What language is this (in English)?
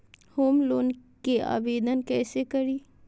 Magahi